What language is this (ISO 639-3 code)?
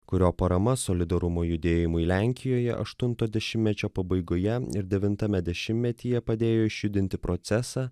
lit